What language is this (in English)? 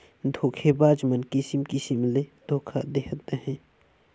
Chhattisgarhi